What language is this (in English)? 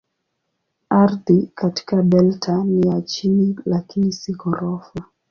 Swahili